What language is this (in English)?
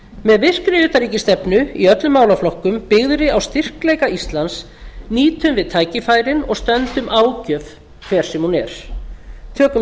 Icelandic